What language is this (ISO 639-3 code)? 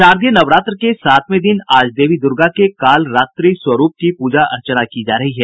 hin